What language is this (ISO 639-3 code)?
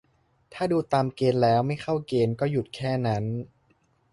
tha